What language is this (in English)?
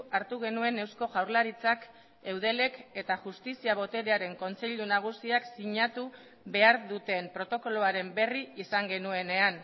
Basque